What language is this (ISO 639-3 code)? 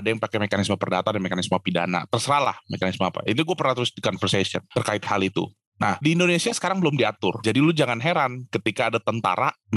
ind